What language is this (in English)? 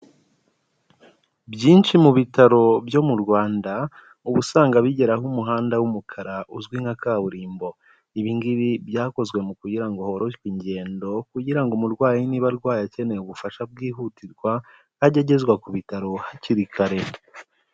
Kinyarwanda